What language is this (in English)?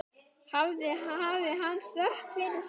Icelandic